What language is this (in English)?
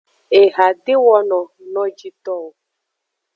Aja (Benin)